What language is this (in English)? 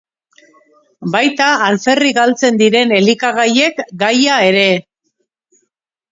Basque